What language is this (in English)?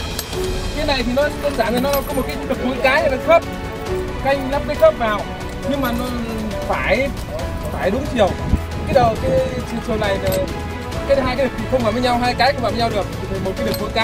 Vietnamese